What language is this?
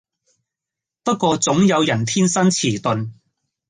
Cantonese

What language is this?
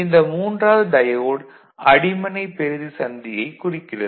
Tamil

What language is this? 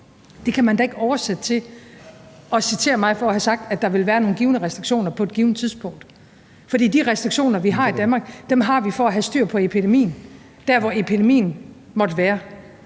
Danish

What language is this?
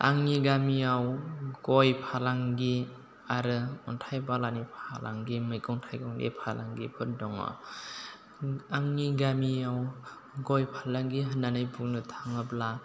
Bodo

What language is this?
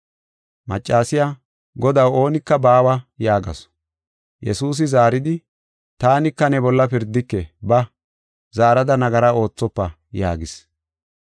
Gofa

